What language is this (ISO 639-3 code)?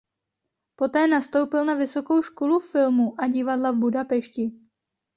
ces